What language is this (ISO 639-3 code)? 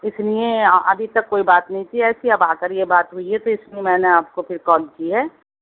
urd